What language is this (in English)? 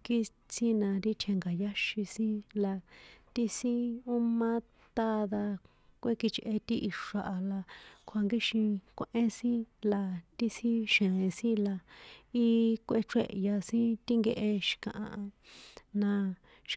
San Juan Atzingo Popoloca